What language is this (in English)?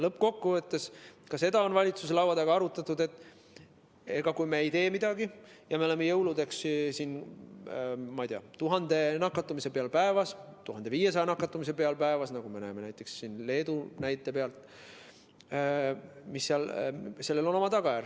Estonian